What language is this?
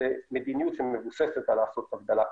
Hebrew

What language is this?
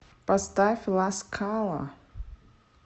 Russian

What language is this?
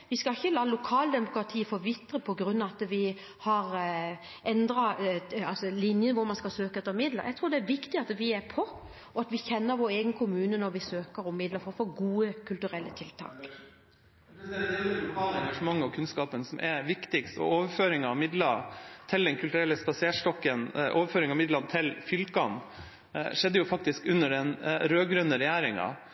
Norwegian Bokmål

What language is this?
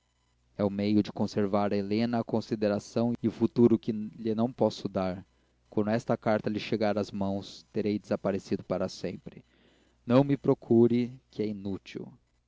Portuguese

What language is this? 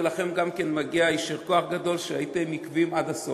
Hebrew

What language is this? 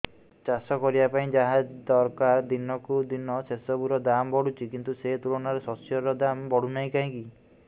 Odia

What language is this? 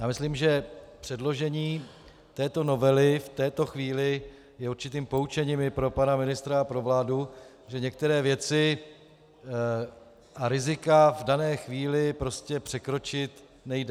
Czech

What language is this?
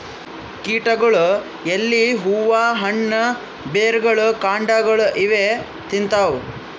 Kannada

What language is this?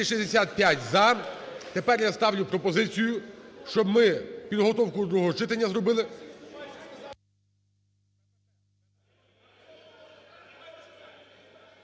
Ukrainian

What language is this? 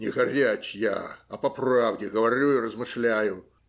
Russian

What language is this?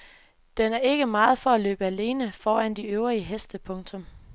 Danish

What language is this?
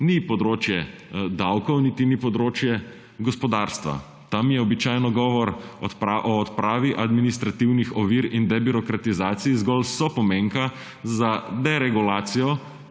Slovenian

